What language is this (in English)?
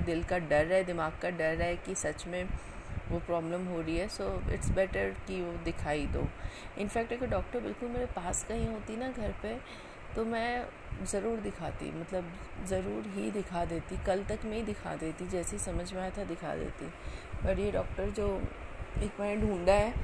Hindi